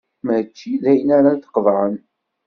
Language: Kabyle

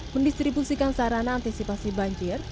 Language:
Indonesian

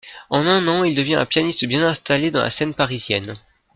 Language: French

